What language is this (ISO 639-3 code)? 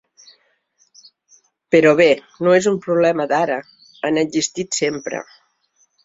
cat